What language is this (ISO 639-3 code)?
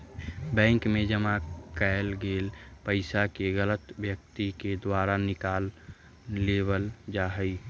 mag